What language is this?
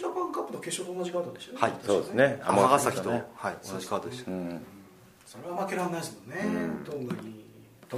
Japanese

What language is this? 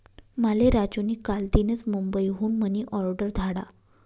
Marathi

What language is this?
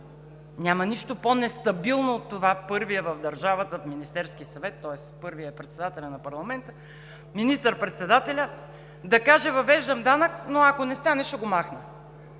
Bulgarian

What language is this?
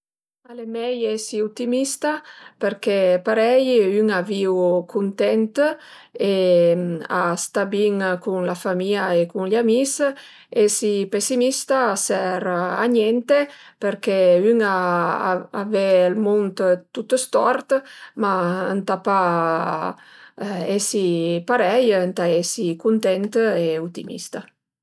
Piedmontese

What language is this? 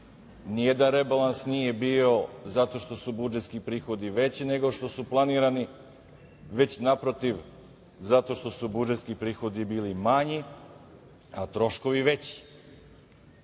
Serbian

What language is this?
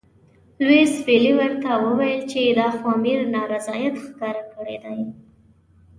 Pashto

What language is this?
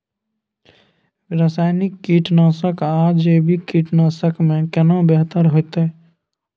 Maithili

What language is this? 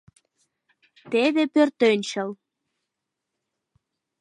Mari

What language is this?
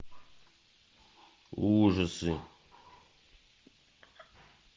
Russian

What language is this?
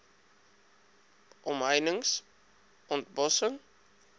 Afrikaans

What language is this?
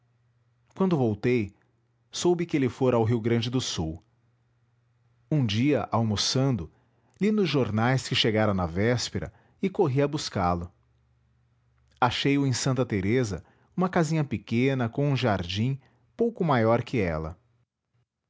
Portuguese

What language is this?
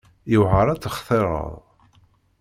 Kabyle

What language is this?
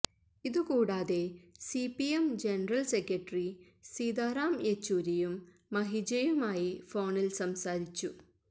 Malayalam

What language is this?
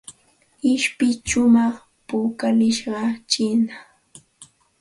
Santa Ana de Tusi Pasco Quechua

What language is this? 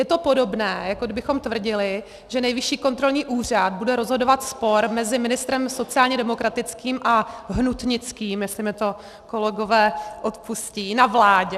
Czech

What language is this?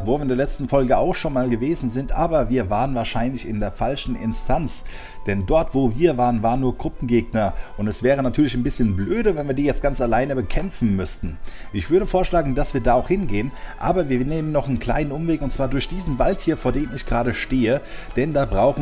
German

